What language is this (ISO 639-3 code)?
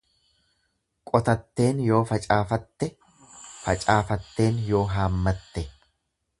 orm